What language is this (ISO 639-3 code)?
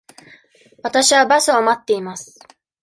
jpn